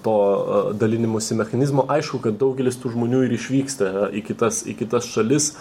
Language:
Lithuanian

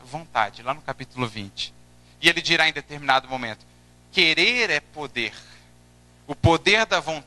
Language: Portuguese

